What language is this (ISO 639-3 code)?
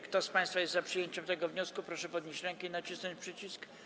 pol